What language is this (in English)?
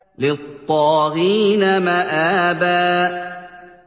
Arabic